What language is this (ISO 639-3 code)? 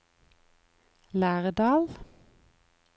nor